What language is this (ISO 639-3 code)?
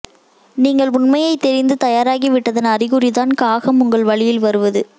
tam